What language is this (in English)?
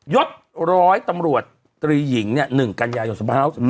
Thai